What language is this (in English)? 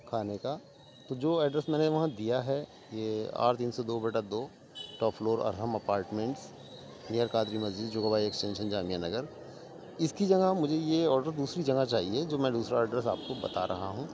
Urdu